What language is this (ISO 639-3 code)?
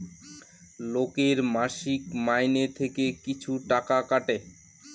ben